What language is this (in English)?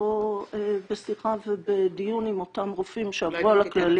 Hebrew